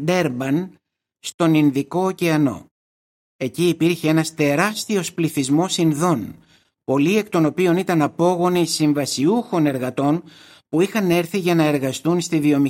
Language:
Greek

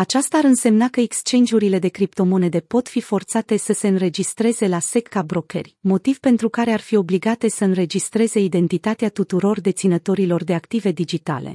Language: Romanian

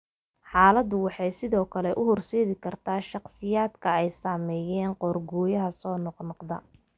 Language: Somali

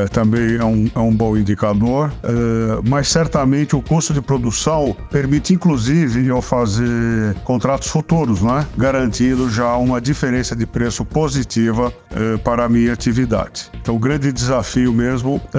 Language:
Portuguese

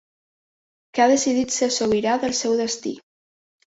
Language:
Catalan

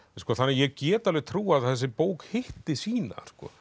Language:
Icelandic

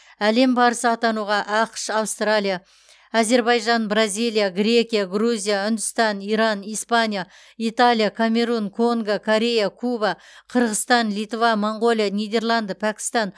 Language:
Kazakh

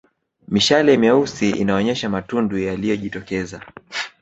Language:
Swahili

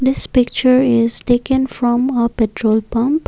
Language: English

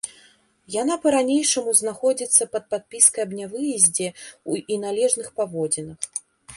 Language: Belarusian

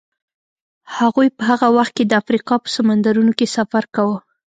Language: Pashto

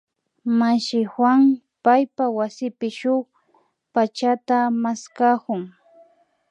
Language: Imbabura Highland Quichua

